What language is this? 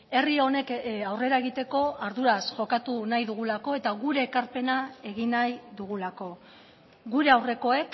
Basque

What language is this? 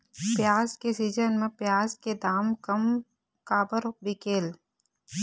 Chhattisgarhi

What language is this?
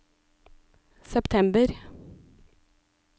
Norwegian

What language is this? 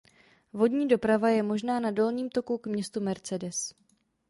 Czech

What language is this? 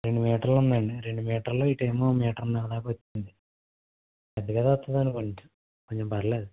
Telugu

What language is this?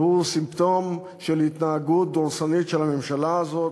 Hebrew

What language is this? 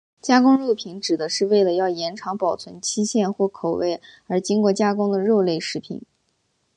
Chinese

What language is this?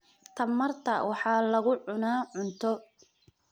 Somali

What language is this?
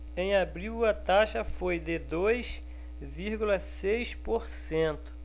Portuguese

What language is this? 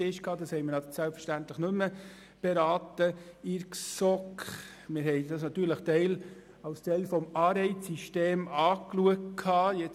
Swiss German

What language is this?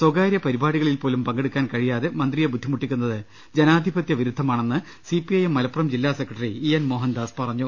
Malayalam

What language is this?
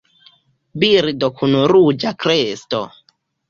Esperanto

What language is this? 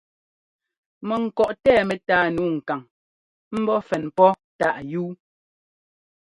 Ngomba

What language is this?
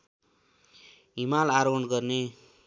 Nepali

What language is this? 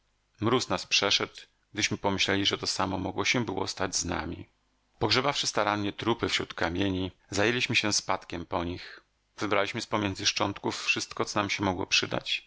Polish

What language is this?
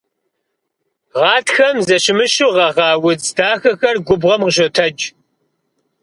Kabardian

